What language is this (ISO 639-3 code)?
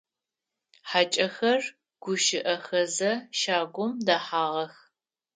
ady